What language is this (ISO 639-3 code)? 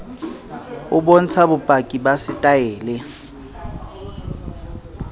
sot